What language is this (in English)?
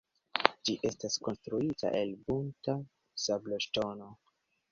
Esperanto